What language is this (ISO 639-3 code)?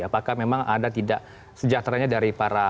ind